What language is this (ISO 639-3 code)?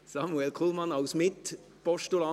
gsw